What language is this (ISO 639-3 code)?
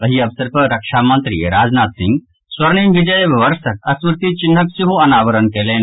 mai